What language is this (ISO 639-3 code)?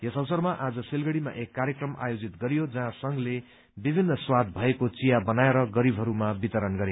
nep